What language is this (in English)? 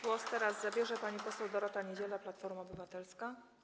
Polish